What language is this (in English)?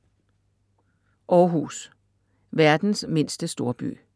Danish